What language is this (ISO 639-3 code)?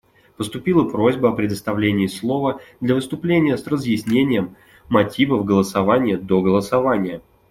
rus